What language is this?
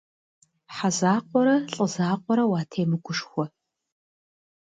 Kabardian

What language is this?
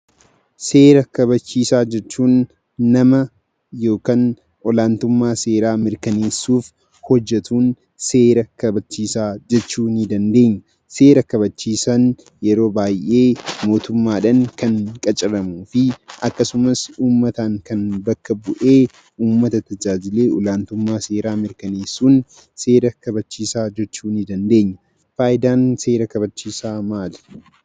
Oromo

